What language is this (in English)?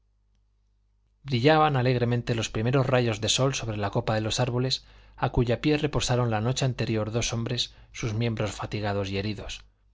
Spanish